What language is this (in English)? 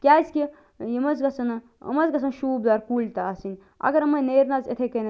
Kashmiri